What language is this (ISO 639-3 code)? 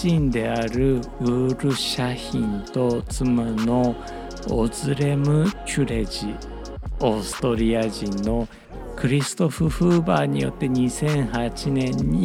jpn